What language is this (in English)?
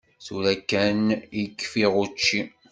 Kabyle